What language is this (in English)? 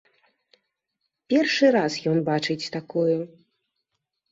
Belarusian